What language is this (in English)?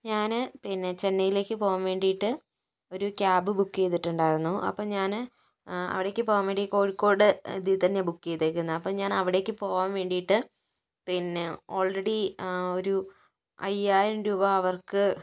Malayalam